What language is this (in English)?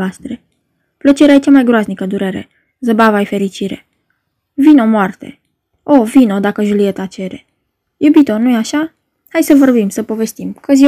Romanian